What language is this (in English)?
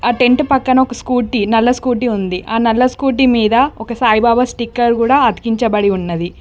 Telugu